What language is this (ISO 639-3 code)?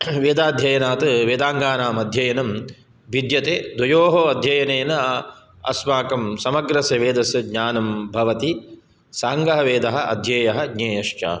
san